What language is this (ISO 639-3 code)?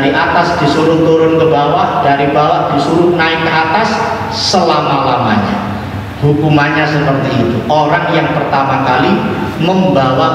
ind